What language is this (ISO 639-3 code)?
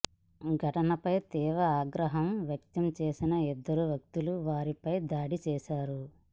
tel